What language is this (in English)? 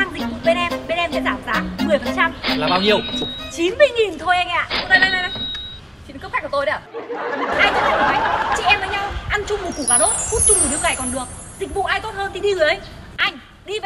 Vietnamese